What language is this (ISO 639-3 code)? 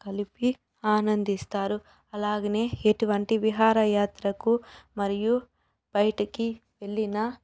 tel